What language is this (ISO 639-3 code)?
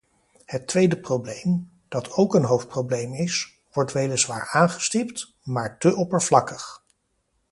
nld